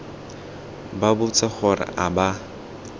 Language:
Tswana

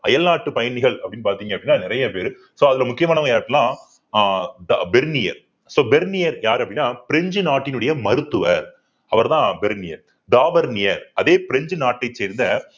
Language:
Tamil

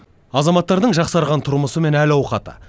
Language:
Kazakh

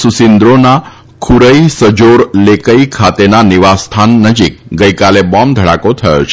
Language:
Gujarati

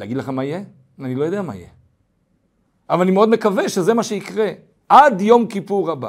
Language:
Hebrew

